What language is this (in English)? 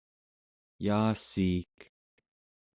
Central Yupik